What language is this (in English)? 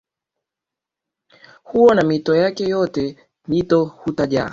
Swahili